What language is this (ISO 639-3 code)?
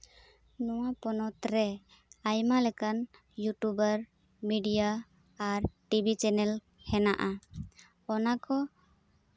sat